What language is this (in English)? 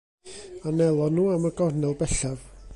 Welsh